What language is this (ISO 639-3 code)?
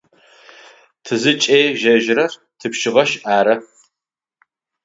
ady